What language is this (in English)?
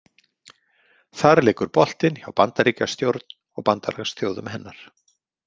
Icelandic